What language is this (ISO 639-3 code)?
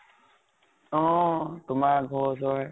asm